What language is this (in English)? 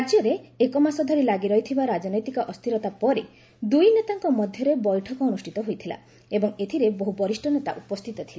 Odia